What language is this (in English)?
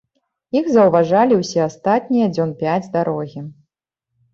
Belarusian